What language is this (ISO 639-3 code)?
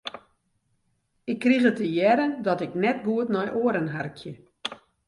fry